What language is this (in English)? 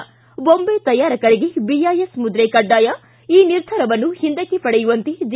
Kannada